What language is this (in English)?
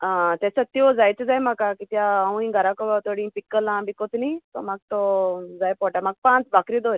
Konkani